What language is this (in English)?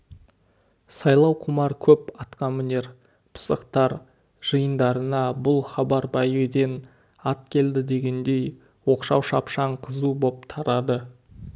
Kazakh